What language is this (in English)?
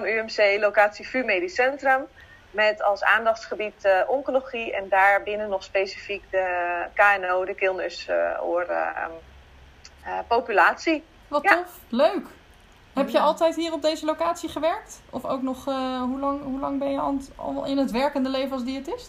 Dutch